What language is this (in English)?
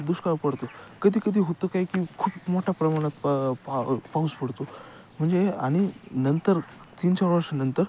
Marathi